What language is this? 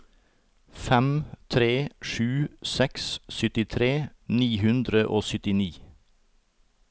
Norwegian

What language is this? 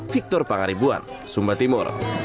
Indonesian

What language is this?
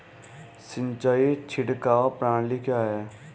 Hindi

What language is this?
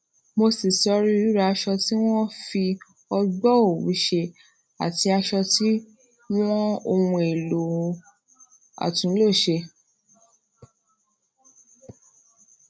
Yoruba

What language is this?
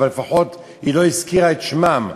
Hebrew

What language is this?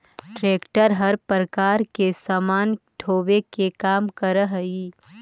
Magahi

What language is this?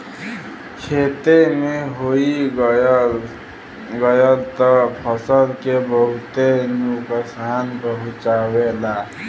Bhojpuri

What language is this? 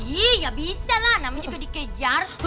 Indonesian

